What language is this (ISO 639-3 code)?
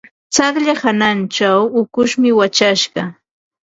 qva